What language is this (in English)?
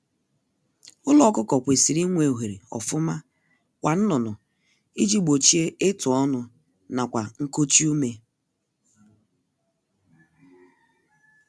Igbo